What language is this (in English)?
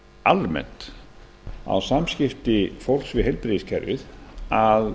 Icelandic